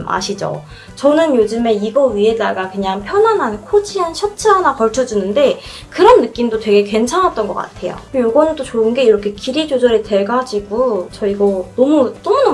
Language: Korean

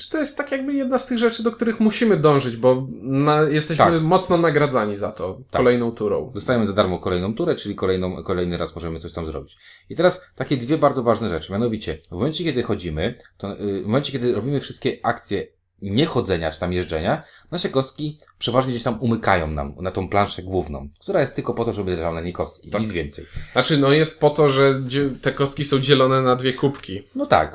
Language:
Polish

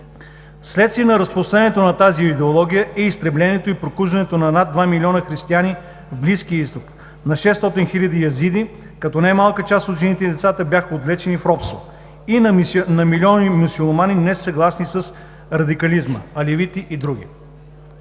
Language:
Bulgarian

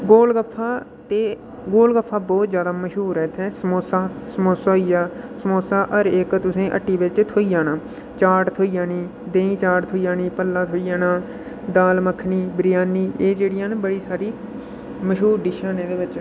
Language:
Dogri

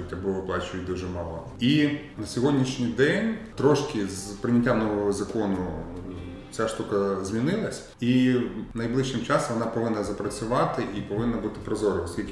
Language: Ukrainian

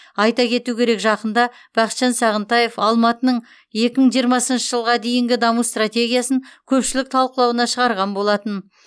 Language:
Kazakh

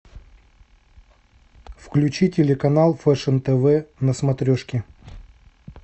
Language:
Russian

